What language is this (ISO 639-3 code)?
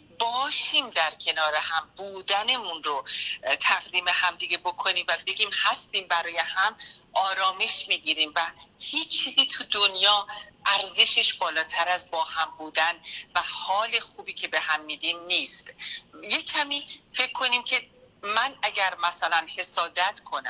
fas